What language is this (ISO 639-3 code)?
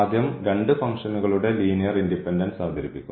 mal